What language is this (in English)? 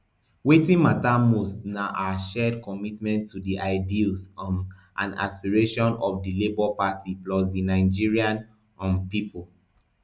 Nigerian Pidgin